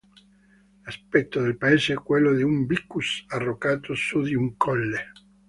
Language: Italian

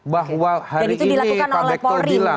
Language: Indonesian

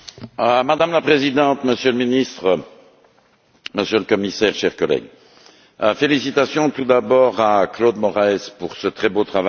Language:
French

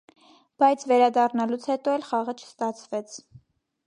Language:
Armenian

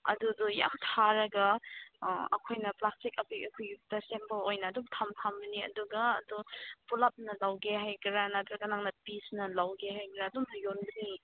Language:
Manipuri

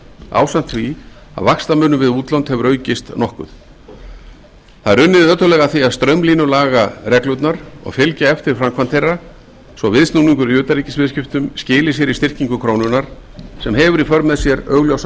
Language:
Icelandic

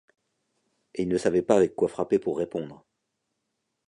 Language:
French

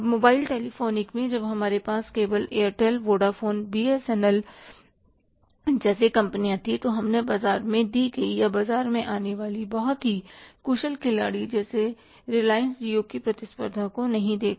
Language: Hindi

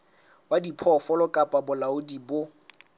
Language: Southern Sotho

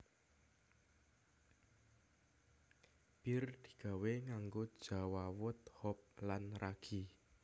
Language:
Javanese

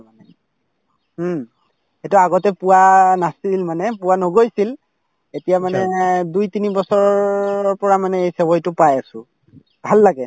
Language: Assamese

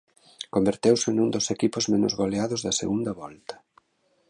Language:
Galician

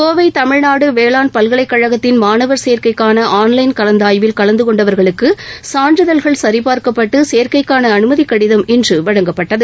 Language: Tamil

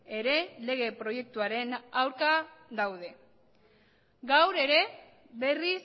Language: Basque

